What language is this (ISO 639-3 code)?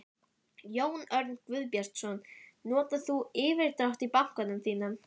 isl